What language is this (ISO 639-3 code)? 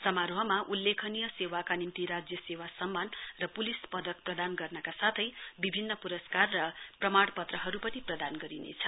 nep